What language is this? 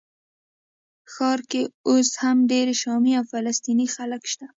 Pashto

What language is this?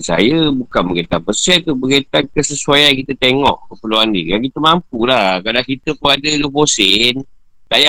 Malay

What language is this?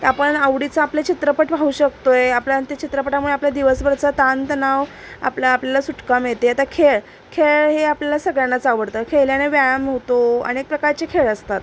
Marathi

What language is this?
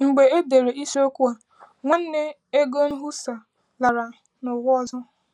Igbo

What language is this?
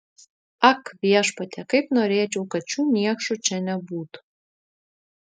Lithuanian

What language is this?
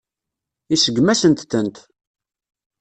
Kabyle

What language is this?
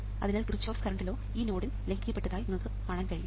Malayalam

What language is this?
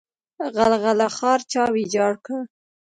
Pashto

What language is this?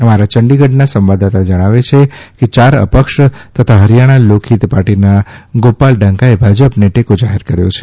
Gujarati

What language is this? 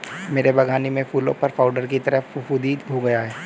Hindi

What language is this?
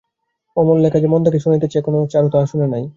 Bangla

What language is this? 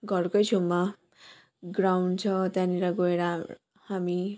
Nepali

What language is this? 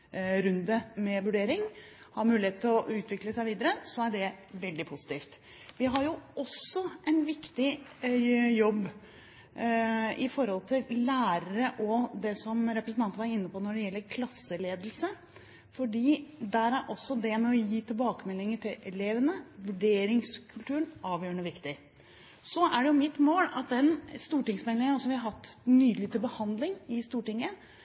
Norwegian Bokmål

